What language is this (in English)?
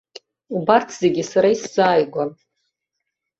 Abkhazian